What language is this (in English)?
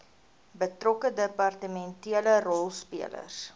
Afrikaans